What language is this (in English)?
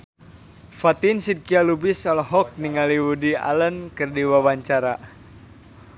Sundanese